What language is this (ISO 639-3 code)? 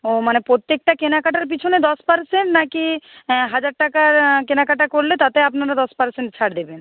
ben